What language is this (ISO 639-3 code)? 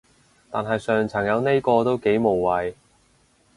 yue